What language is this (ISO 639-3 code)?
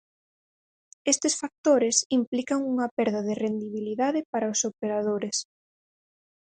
glg